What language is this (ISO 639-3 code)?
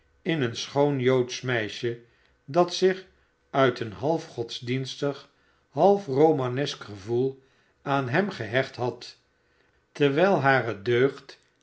nld